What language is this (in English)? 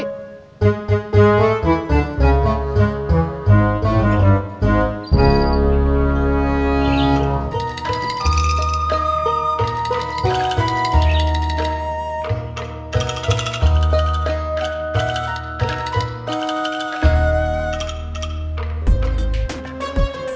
Indonesian